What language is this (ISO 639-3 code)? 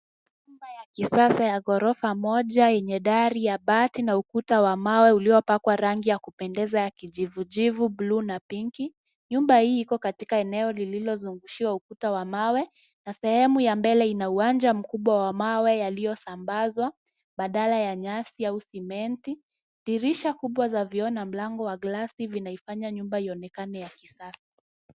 swa